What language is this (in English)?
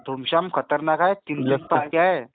Marathi